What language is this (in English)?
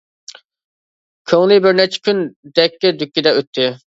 Uyghur